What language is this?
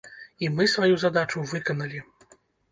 Belarusian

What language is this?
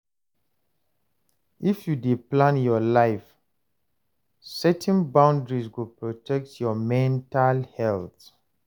Nigerian Pidgin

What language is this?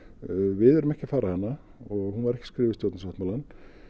Icelandic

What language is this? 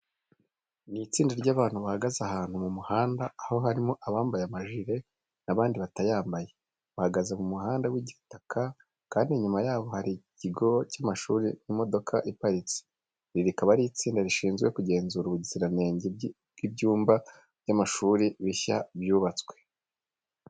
Kinyarwanda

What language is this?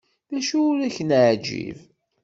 Kabyle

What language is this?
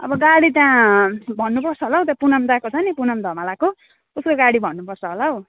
Nepali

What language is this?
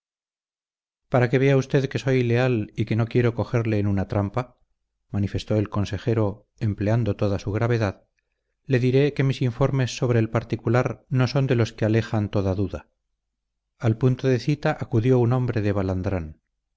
Spanish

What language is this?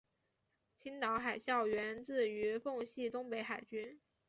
Chinese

